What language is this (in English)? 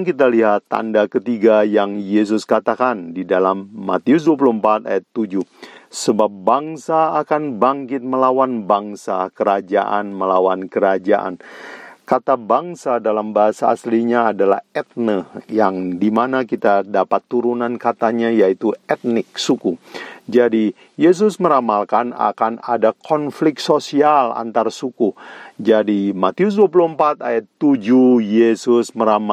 Indonesian